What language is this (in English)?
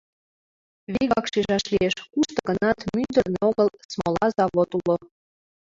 Mari